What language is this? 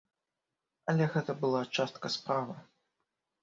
Belarusian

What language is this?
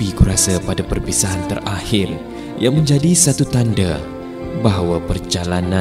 Malay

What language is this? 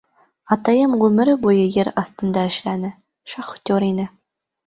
Bashkir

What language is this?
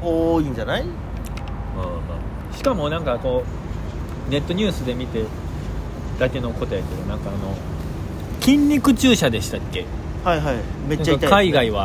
Japanese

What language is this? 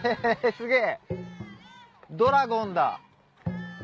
Japanese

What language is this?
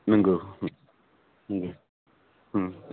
Bodo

